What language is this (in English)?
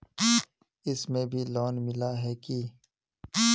Magahi